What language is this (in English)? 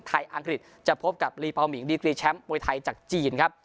Thai